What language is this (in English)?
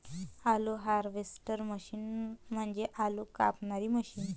Marathi